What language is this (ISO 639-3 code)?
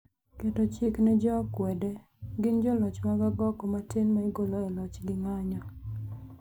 luo